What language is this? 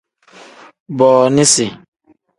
Tem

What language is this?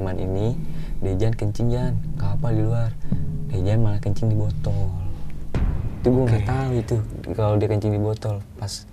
Indonesian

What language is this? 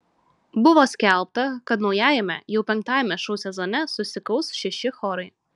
Lithuanian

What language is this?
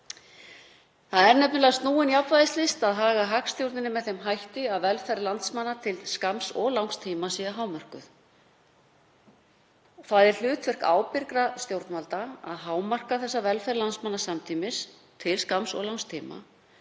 Icelandic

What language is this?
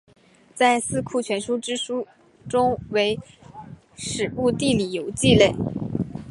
Chinese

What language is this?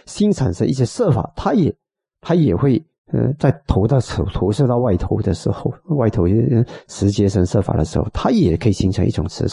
Chinese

